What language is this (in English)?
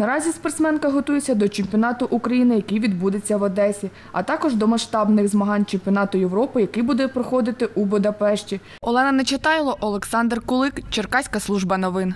Ukrainian